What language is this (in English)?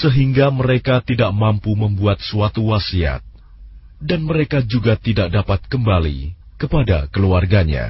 Indonesian